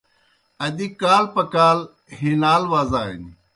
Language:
Kohistani Shina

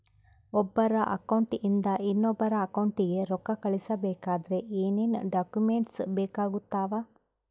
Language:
Kannada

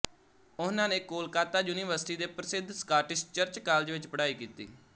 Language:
Punjabi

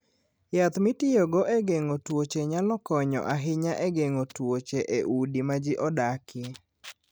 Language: Luo (Kenya and Tanzania)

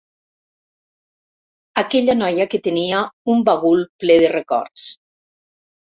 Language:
Catalan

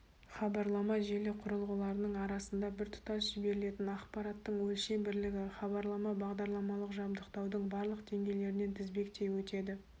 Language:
Kazakh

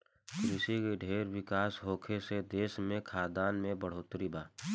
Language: Bhojpuri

